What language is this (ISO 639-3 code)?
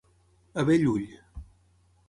cat